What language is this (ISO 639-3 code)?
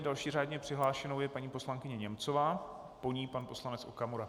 ces